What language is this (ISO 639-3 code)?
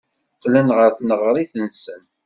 kab